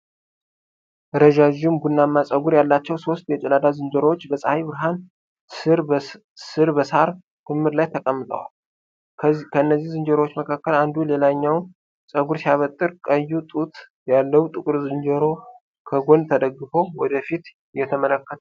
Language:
Amharic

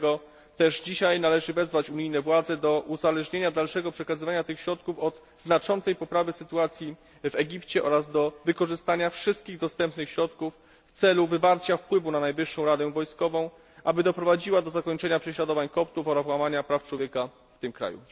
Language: Polish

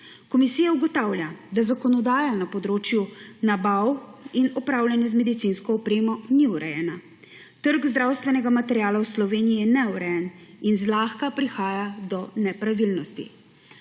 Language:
Slovenian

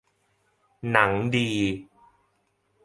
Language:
Thai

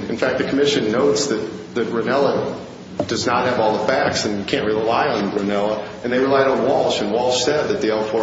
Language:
English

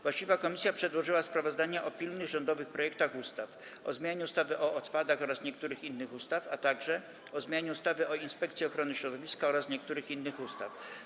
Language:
Polish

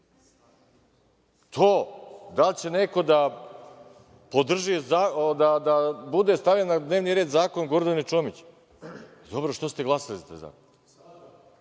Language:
Serbian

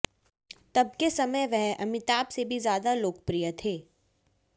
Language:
Hindi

